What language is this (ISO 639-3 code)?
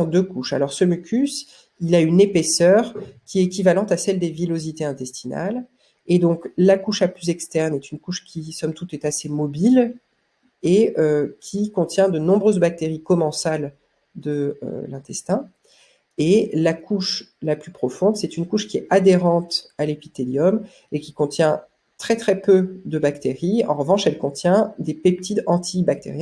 fra